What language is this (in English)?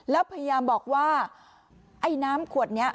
Thai